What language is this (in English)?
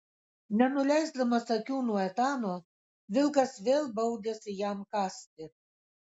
Lithuanian